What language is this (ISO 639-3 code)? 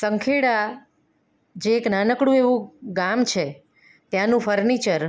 guj